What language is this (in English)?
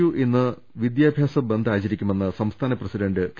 Malayalam